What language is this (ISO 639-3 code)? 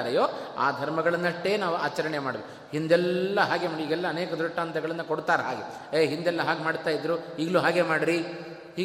kan